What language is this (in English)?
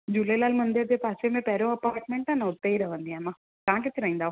Sindhi